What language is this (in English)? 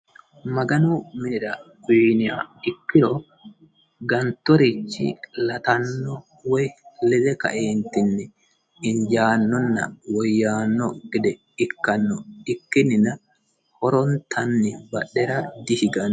Sidamo